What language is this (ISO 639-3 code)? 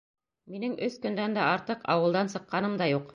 bak